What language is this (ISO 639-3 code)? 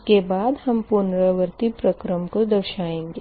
hin